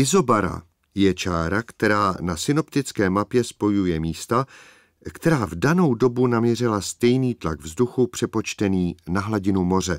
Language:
Czech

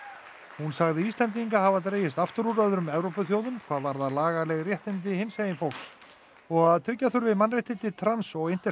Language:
Icelandic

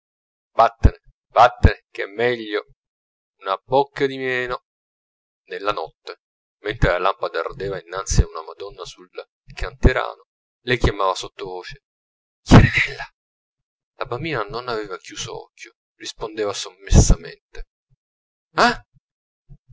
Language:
Italian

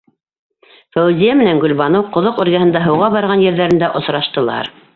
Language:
Bashkir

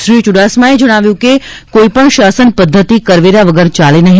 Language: Gujarati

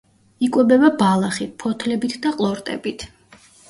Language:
Georgian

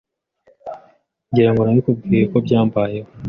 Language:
Kinyarwanda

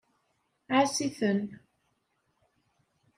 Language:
Kabyle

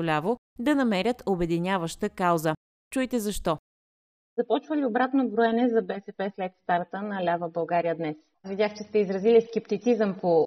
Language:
Bulgarian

